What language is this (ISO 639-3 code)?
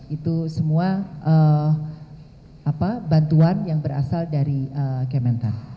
ind